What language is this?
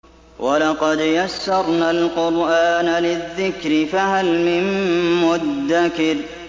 Arabic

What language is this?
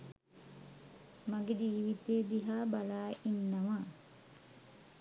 Sinhala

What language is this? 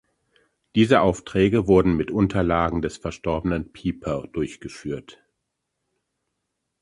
German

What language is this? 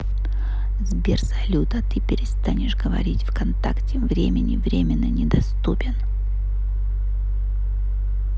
Russian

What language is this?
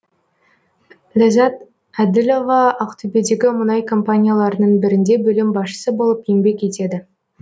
Kazakh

